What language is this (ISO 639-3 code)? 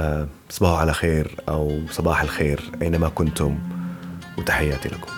ara